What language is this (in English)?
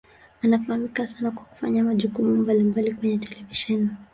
Swahili